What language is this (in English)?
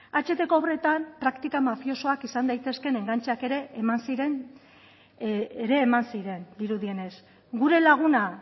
Basque